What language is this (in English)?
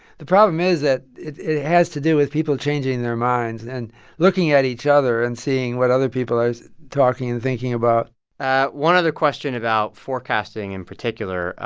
English